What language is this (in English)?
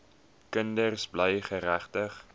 Afrikaans